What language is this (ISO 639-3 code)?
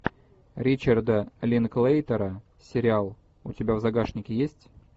rus